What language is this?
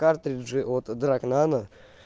Russian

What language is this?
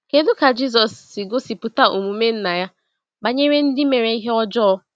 Igbo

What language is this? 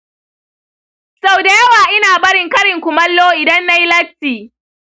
Hausa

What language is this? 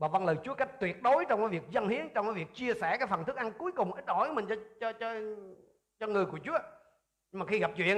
Vietnamese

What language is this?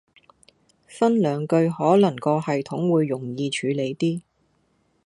Cantonese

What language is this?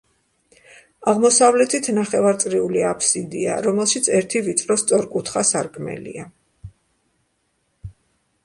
Georgian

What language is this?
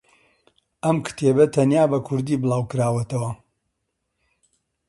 Central Kurdish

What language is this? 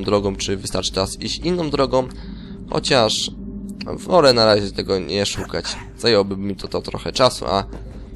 Polish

